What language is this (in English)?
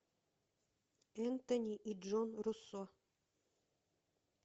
Russian